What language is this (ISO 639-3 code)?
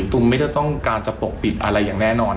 tha